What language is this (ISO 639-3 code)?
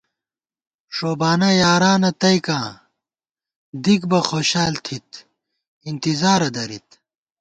gwt